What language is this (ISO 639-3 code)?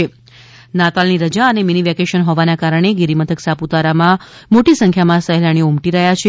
guj